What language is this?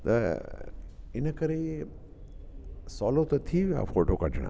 Sindhi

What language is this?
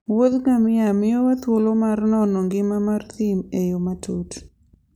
Luo (Kenya and Tanzania)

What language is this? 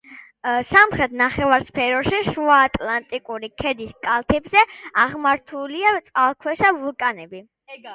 Georgian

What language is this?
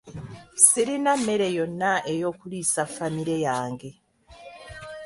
Ganda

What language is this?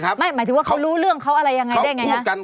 Thai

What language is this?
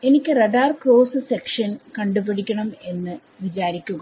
Malayalam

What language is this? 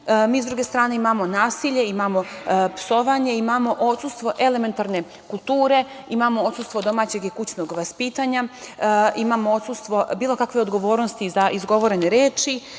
Serbian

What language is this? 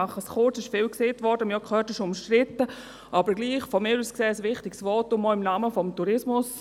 Swiss German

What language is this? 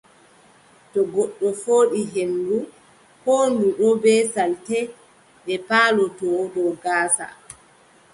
Adamawa Fulfulde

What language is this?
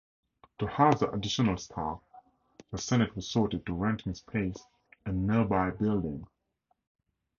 English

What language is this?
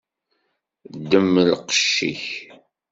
Kabyle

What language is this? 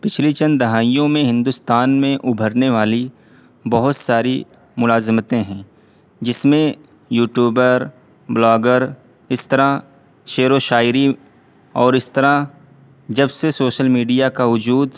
Urdu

